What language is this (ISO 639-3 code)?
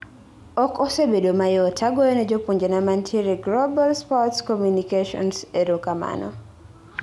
luo